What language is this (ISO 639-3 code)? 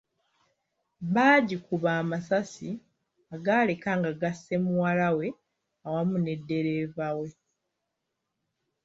lug